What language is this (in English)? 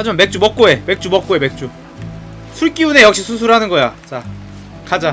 Korean